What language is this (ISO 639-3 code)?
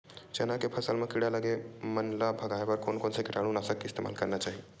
hne